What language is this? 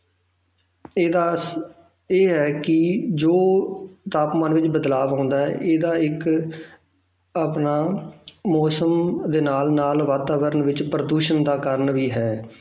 Punjabi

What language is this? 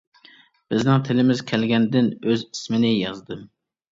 Uyghur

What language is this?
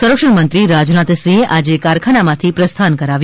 Gujarati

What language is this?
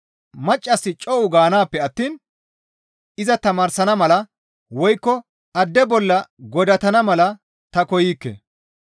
Gamo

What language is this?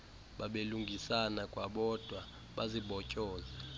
Xhosa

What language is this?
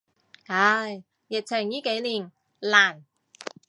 Cantonese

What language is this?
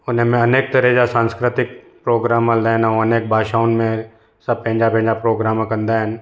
Sindhi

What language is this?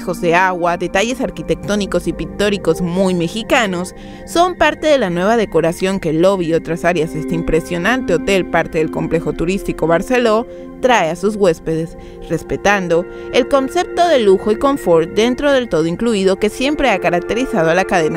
Spanish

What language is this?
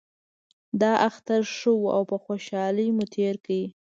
Pashto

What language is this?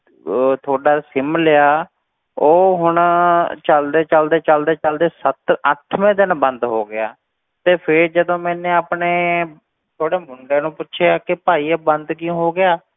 Punjabi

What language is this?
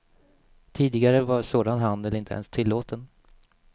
Swedish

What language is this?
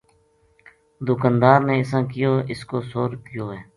Gujari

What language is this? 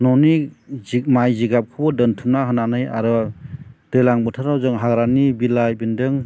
Bodo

